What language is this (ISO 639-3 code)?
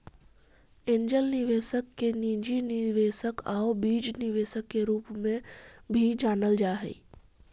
mag